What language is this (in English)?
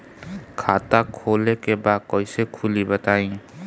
Bhojpuri